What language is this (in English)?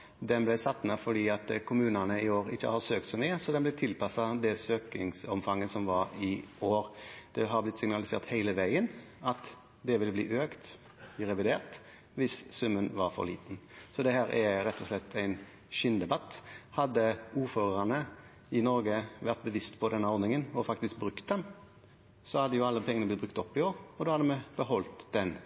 Norwegian Bokmål